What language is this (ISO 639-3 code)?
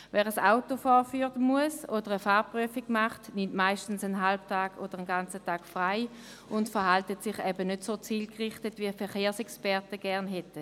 gsw